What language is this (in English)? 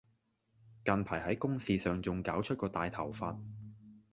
Cantonese